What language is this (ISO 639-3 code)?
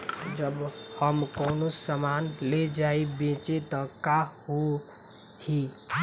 bho